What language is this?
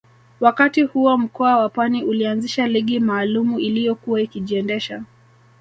Swahili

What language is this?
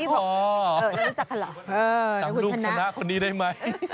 Thai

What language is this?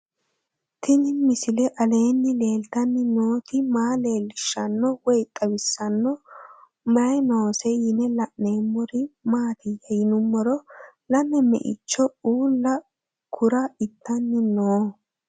Sidamo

